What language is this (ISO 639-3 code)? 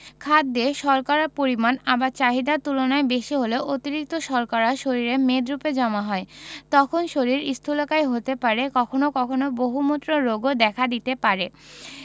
ben